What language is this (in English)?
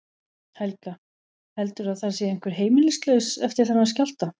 Icelandic